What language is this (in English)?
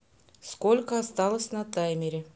Russian